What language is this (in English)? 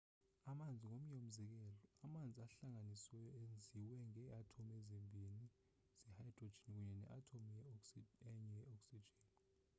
Xhosa